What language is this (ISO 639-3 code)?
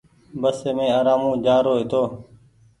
gig